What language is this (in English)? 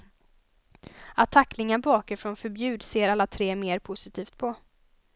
Swedish